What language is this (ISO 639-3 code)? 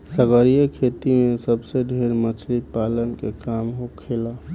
bho